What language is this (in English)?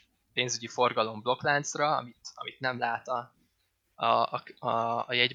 Hungarian